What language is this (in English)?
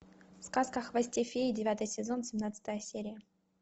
Russian